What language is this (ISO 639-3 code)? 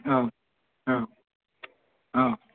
brx